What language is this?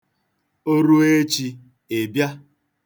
Igbo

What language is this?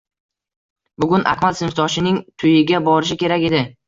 Uzbek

